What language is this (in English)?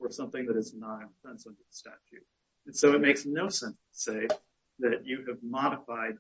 English